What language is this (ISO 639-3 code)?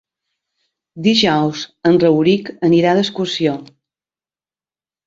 cat